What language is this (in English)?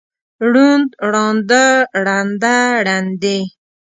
Pashto